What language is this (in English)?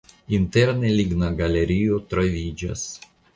Esperanto